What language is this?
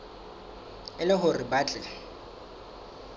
Southern Sotho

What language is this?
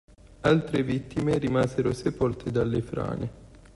Italian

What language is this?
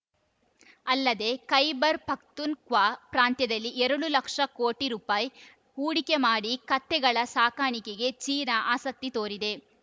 Kannada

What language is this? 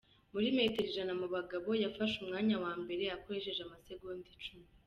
Kinyarwanda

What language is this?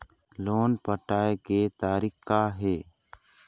Chhattisgarhi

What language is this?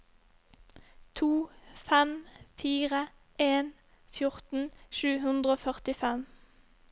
Norwegian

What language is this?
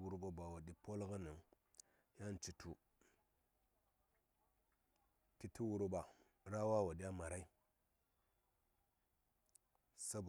Saya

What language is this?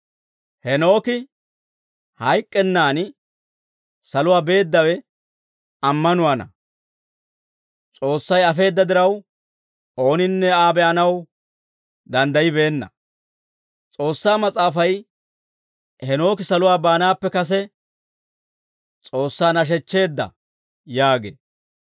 Dawro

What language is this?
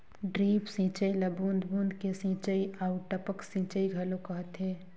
Chhattisgarhi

